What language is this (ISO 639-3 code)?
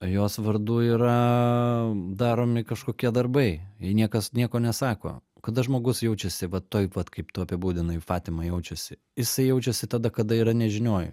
lit